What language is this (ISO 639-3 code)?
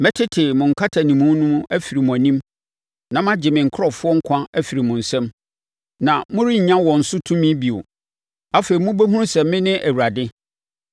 aka